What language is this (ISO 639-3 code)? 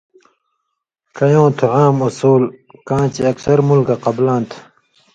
mvy